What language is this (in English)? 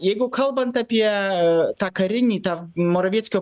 Lithuanian